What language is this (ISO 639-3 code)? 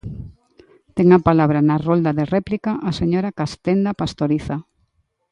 glg